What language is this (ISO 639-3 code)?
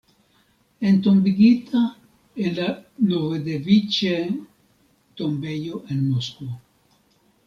epo